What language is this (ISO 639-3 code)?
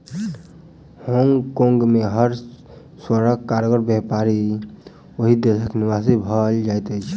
mai